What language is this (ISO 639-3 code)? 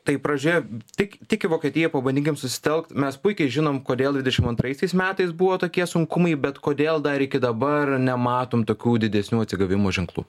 lit